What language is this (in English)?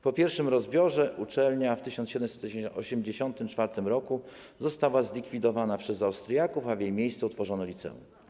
Polish